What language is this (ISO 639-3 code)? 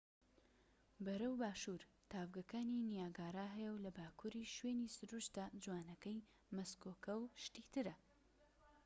ckb